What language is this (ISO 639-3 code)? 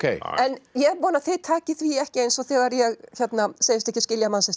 isl